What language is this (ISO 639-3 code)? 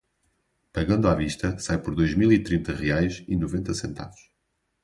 por